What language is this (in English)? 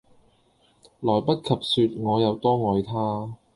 Cantonese